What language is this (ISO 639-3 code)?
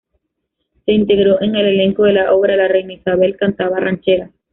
spa